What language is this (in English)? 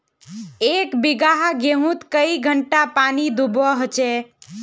Magahi